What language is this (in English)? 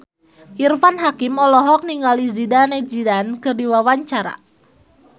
Sundanese